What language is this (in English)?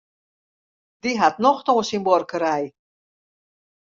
Western Frisian